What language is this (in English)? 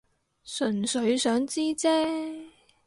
Cantonese